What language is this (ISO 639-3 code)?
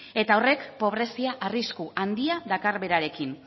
eus